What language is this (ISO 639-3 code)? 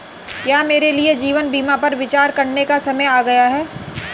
hin